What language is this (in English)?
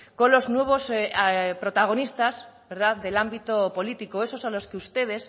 Spanish